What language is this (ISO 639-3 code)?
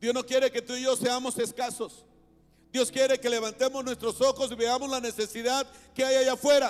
spa